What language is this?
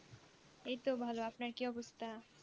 Bangla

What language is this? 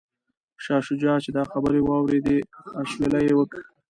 Pashto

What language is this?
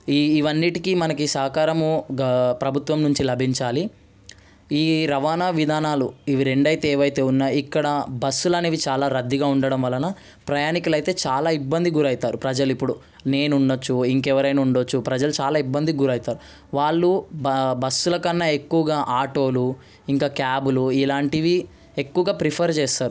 Telugu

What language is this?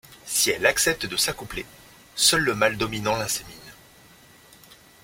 French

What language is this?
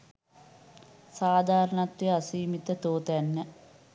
Sinhala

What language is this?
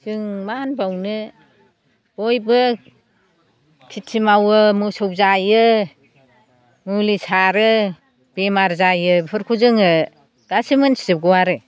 Bodo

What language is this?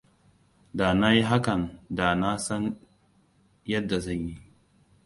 Hausa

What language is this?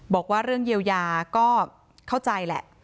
Thai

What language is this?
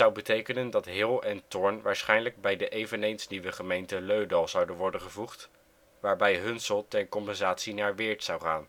Dutch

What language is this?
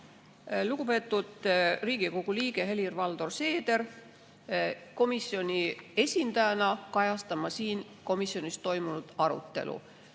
Estonian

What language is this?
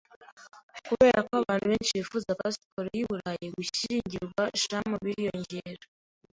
Kinyarwanda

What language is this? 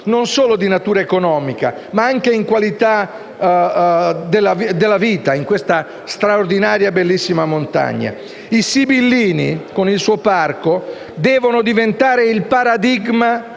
Italian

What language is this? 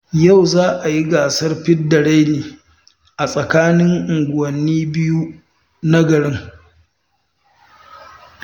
Hausa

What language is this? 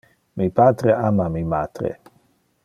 Interlingua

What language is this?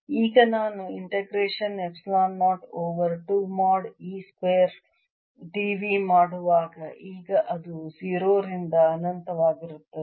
Kannada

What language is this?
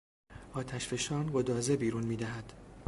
Persian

